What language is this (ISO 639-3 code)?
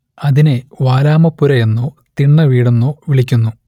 mal